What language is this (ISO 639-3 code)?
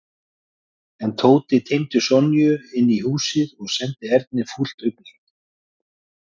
isl